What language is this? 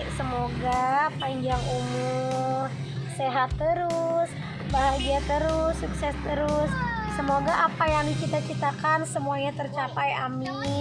Indonesian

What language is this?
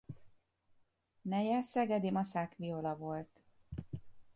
Hungarian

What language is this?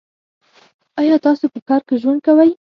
Pashto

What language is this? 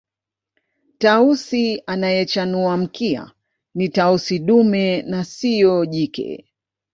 Swahili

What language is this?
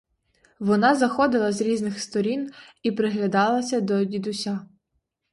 Ukrainian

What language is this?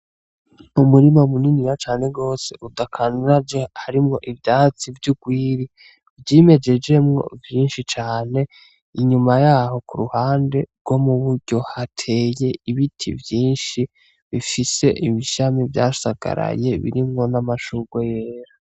Rundi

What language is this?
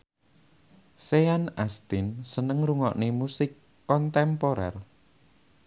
Javanese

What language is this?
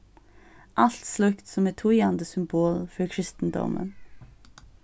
Faroese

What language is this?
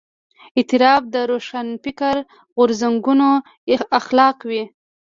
Pashto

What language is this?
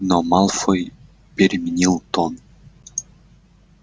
Russian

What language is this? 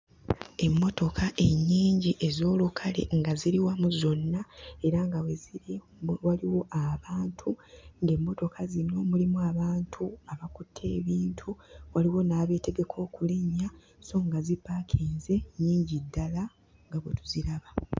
Ganda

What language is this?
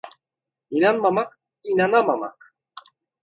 Turkish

